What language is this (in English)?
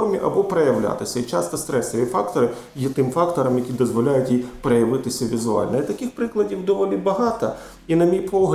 Ukrainian